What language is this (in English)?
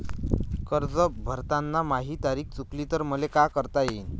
Marathi